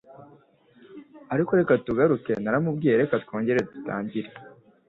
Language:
Kinyarwanda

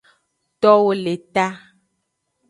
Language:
Aja (Benin)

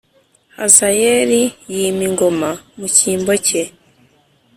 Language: Kinyarwanda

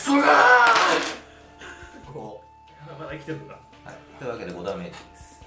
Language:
Japanese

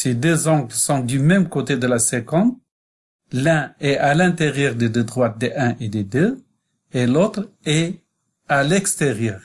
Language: French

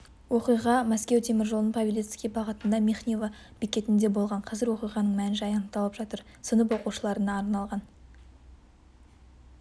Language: Kazakh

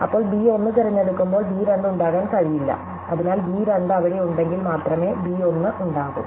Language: Malayalam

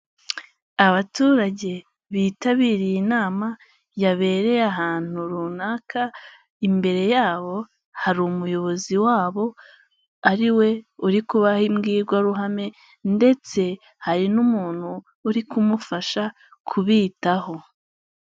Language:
Kinyarwanda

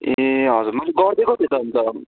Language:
Nepali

